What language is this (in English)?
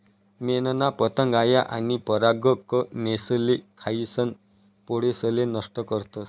Marathi